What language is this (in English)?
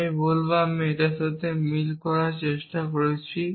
Bangla